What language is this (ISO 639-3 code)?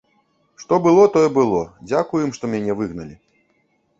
bel